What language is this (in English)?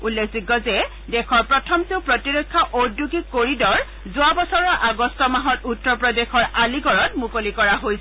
Assamese